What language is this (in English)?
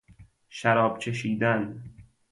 Persian